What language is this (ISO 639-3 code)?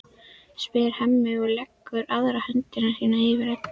isl